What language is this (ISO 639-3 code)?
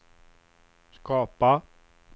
swe